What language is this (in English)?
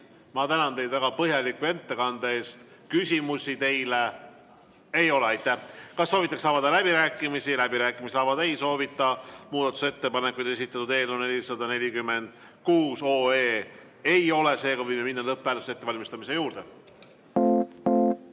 Estonian